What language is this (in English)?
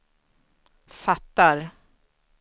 Swedish